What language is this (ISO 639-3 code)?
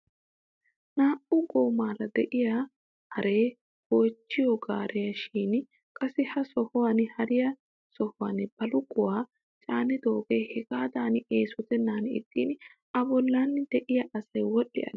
wal